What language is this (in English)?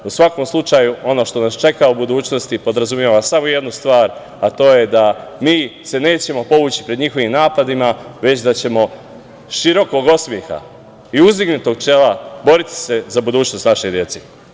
Serbian